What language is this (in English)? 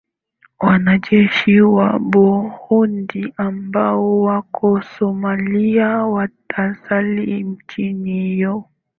Swahili